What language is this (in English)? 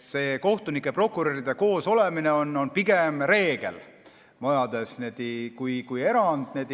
Estonian